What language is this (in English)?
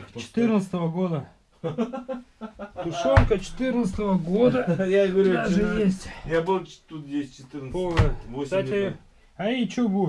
Russian